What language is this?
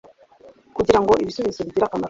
Kinyarwanda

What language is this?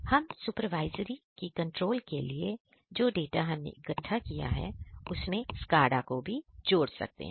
Hindi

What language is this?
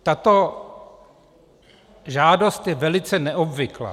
Czech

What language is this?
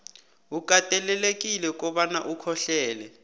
South Ndebele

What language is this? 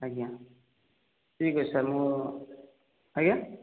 Odia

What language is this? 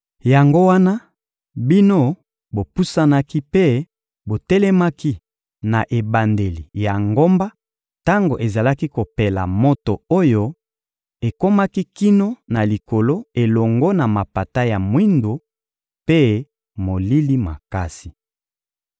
Lingala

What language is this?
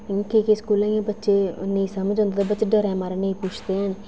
Dogri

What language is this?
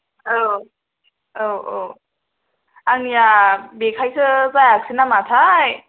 Bodo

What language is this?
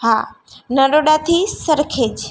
Gujarati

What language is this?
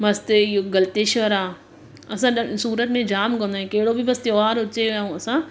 Sindhi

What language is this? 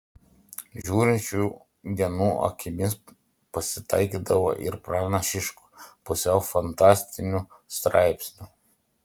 Lithuanian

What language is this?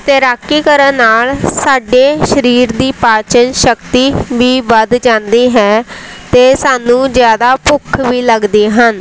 Punjabi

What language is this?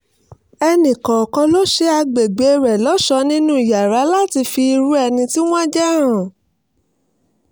Yoruba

